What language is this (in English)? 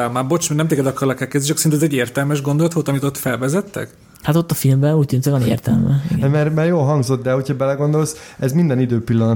Hungarian